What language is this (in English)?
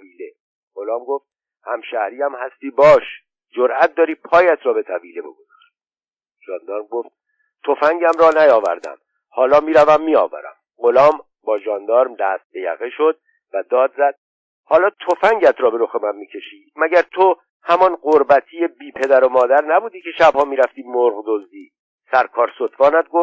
Persian